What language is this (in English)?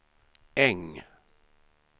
Swedish